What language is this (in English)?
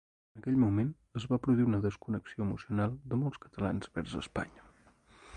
Catalan